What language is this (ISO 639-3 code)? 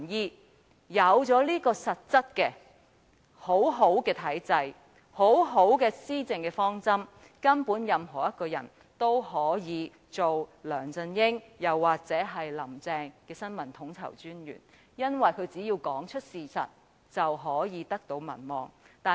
yue